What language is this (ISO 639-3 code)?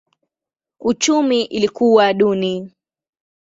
swa